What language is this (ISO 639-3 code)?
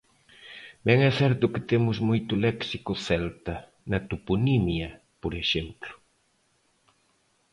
glg